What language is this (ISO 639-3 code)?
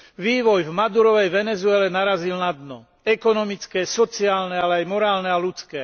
slk